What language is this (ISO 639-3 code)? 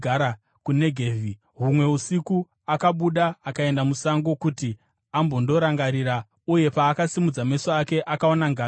sna